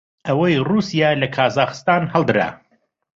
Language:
Central Kurdish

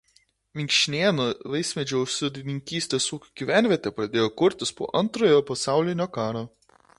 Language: Lithuanian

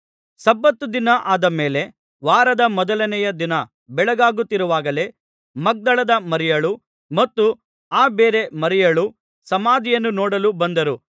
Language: Kannada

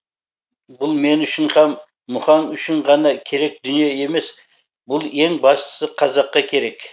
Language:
Kazakh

